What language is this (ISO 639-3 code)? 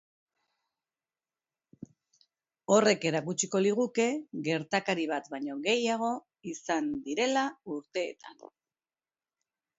eus